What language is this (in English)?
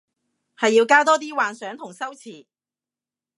Cantonese